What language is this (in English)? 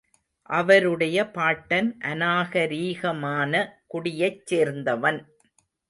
Tamil